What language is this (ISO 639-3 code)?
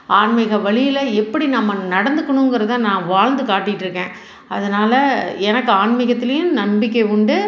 tam